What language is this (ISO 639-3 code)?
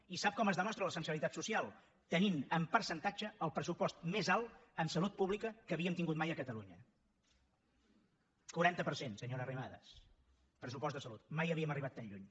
cat